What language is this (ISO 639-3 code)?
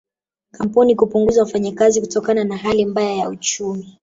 swa